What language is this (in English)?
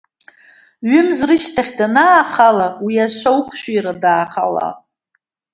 Abkhazian